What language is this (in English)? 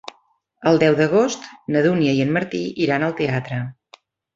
Catalan